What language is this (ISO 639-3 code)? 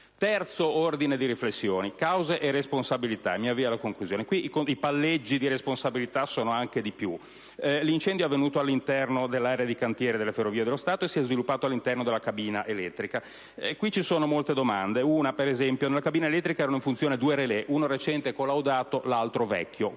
ita